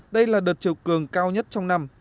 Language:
Vietnamese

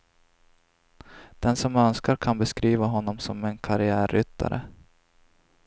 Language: Swedish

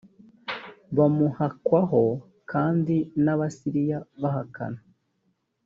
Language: Kinyarwanda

